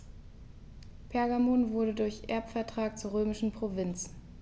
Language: German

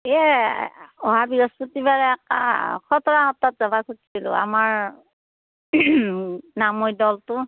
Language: Assamese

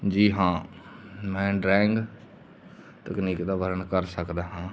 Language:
Punjabi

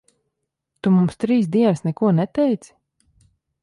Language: Latvian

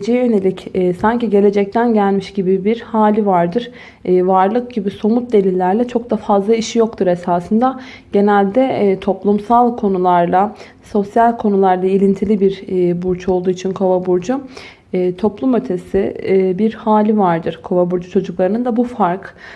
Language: Turkish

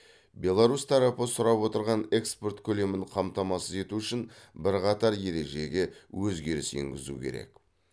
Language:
Kazakh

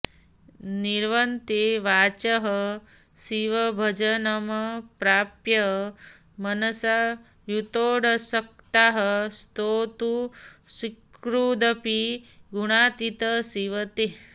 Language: Sanskrit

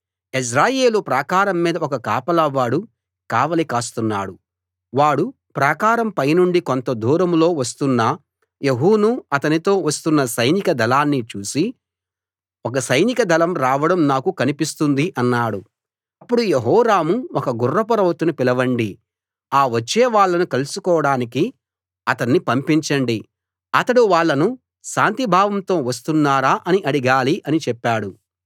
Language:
Telugu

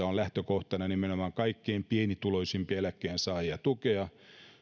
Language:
Finnish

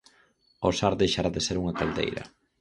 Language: Galician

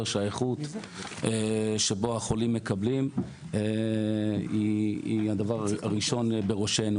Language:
Hebrew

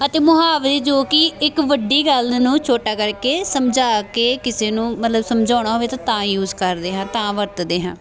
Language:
Punjabi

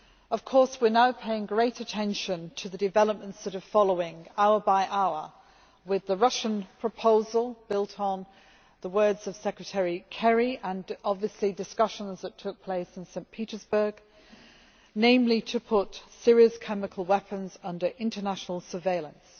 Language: English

